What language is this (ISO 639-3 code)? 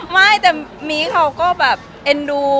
tha